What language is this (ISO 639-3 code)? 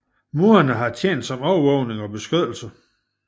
dan